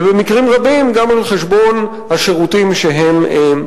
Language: Hebrew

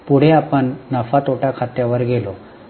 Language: Marathi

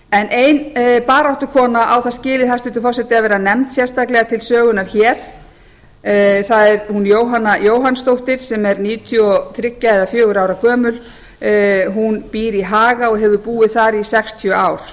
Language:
Icelandic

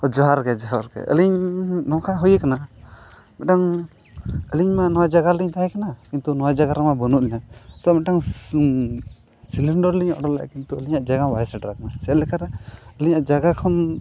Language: Santali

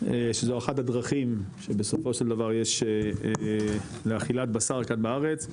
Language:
Hebrew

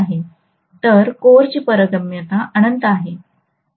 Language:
Marathi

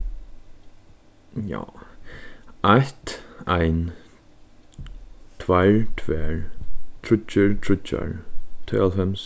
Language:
Faroese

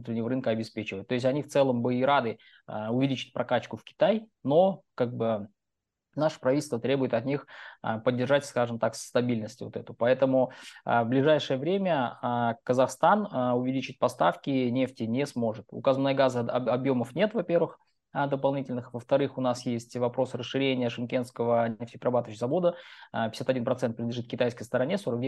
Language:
Russian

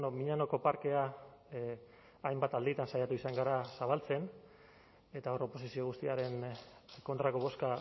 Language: Basque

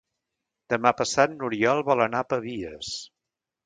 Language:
Catalan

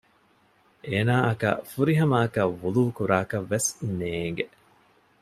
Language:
Divehi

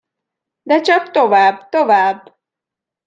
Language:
Hungarian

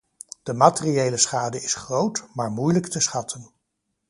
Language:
Dutch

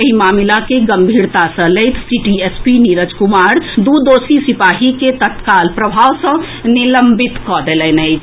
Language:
Maithili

